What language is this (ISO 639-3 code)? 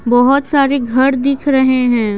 hin